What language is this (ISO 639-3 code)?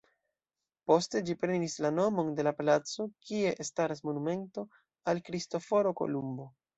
epo